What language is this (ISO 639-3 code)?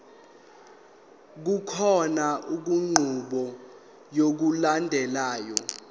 zul